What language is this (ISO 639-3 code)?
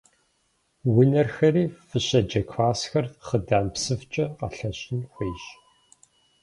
kbd